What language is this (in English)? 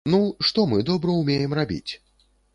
Belarusian